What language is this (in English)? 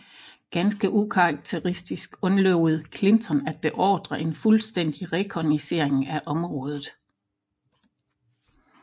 Danish